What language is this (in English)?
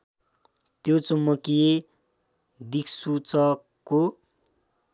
Nepali